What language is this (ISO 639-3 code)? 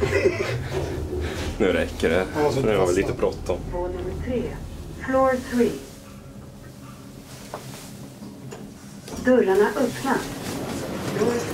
swe